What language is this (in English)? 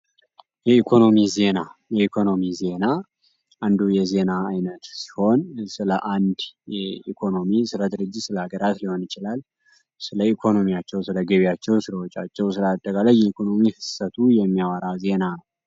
Amharic